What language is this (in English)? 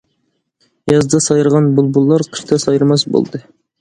Uyghur